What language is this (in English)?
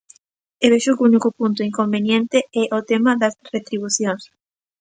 Galician